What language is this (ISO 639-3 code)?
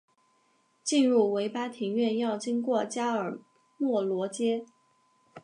zho